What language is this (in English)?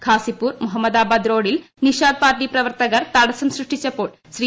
Malayalam